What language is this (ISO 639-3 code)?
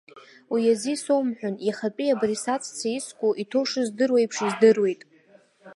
abk